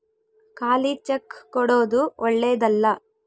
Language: Kannada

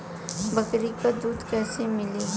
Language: Bhojpuri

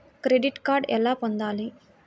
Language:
Telugu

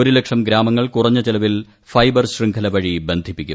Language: Malayalam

